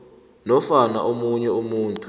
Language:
South Ndebele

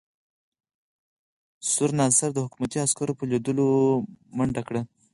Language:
Pashto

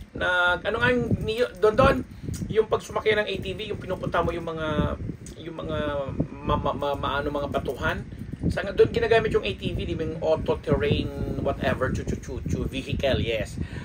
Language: Filipino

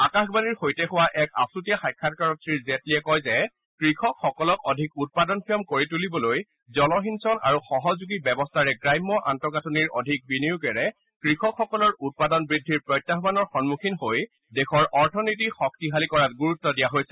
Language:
Assamese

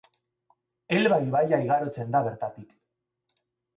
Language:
Basque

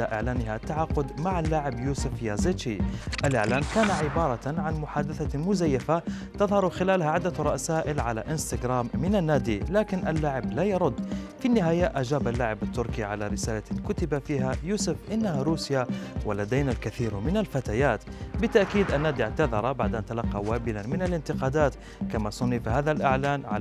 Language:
Arabic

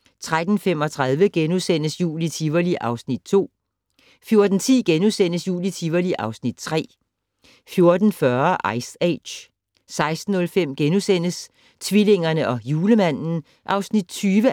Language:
Danish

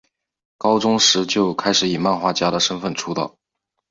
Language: Chinese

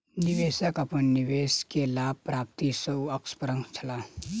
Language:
Maithili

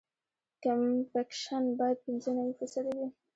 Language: Pashto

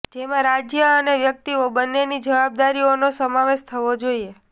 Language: Gujarati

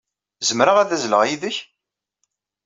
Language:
Kabyle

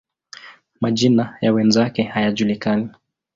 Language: Swahili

